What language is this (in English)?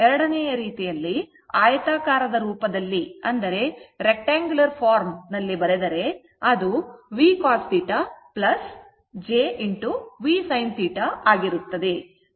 Kannada